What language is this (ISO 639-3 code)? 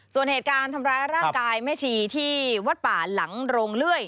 tha